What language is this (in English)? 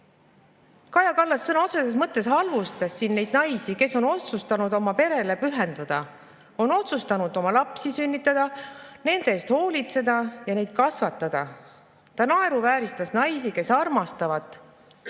Estonian